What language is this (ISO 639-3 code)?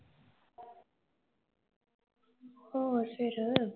pan